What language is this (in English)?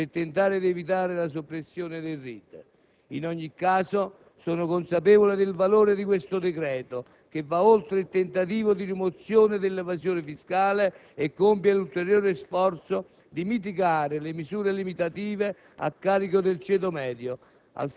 Italian